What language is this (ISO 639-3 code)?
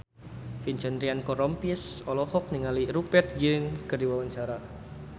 sun